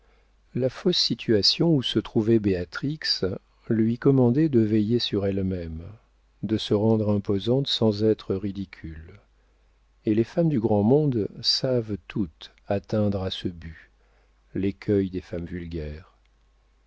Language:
French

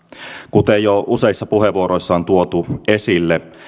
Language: Finnish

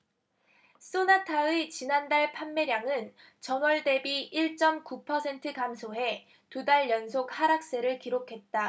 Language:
Korean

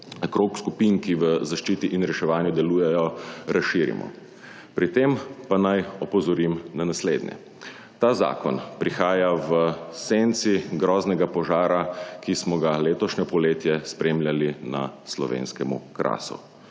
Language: Slovenian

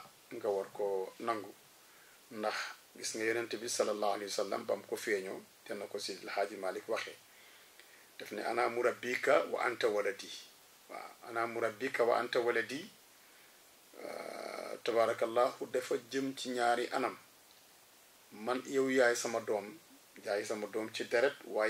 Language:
Arabic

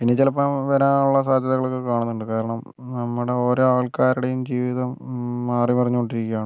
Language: Malayalam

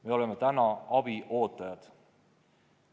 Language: Estonian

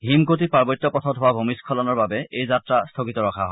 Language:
Assamese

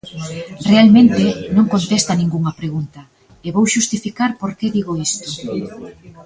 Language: Galician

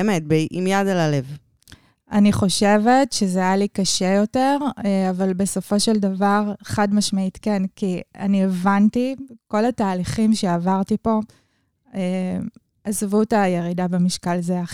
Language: Hebrew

